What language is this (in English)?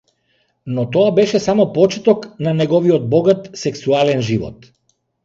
Macedonian